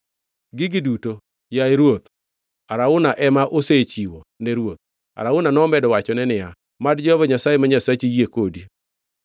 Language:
Luo (Kenya and Tanzania)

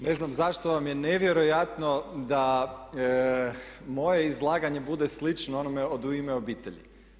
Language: Croatian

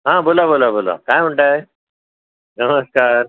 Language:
Marathi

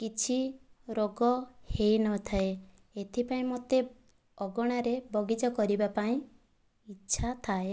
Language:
Odia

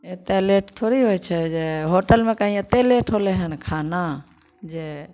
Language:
Maithili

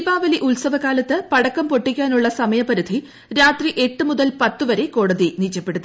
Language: Malayalam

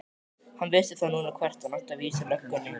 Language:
Icelandic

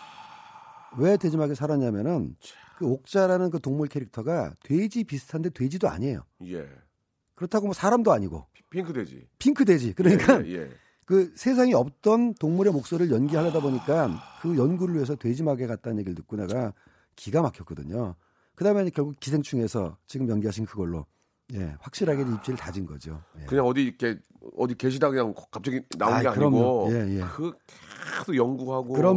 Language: Korean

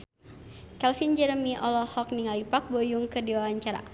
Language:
Sundanese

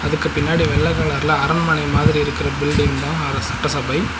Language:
Tamil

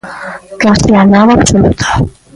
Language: Galician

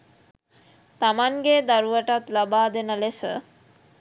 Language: Sinhala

